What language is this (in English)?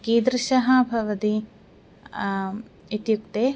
Sanskrit